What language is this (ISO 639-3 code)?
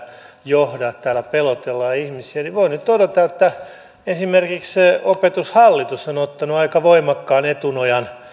fin